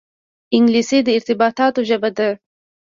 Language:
Pashto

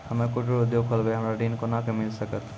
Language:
Maithili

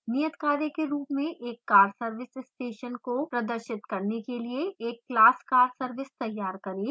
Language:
Hindi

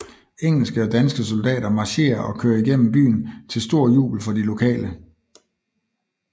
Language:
Danish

